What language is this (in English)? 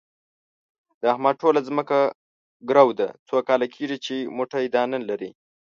Pashto